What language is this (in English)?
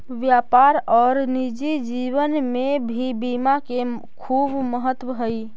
Magahi